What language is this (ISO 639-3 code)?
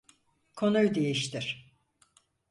tur